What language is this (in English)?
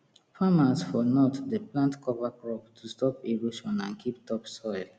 Nigerian Pidgin